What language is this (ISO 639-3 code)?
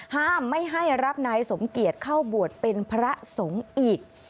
tha